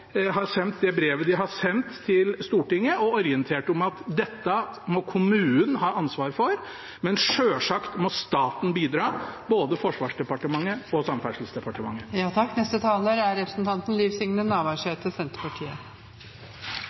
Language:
Norwegian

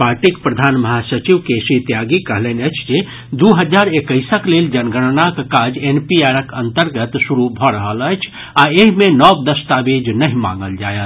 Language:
Maithili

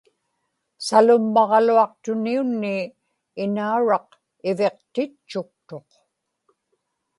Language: Inupiaq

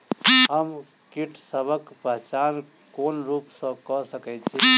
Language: Maithili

